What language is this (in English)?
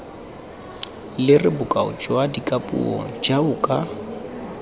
Tswana